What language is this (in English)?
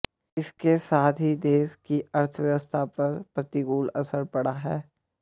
Hindi